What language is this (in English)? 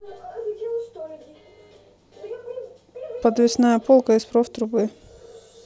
Russian